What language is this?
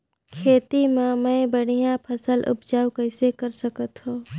Chhattisgarhi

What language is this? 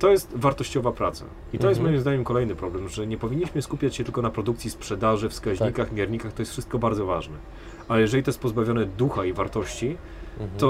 Polish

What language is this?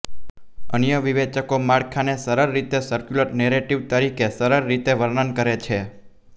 Gujarati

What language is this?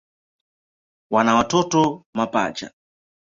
Swahili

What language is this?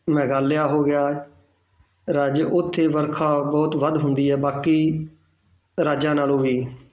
Punjabi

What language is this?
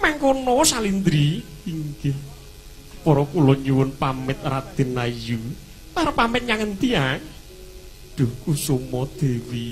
Indonesian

